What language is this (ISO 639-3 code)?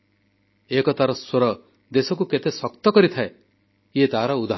ori